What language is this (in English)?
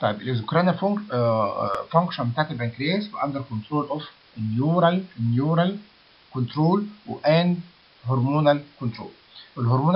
Arabic